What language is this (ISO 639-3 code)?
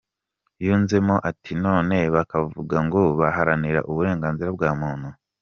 kin